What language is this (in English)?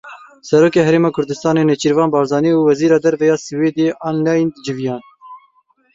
Kurdish